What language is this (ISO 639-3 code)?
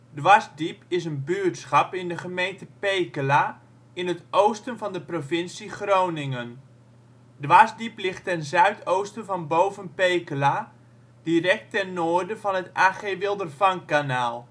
nld